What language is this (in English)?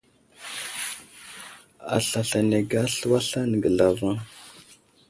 Wuzlam